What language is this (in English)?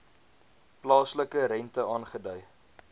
Afrikaans